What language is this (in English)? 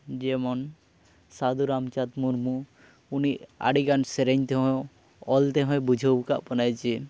Santali